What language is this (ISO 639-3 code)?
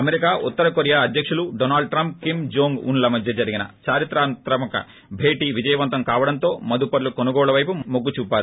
tel